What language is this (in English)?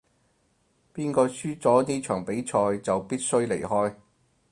Cantonese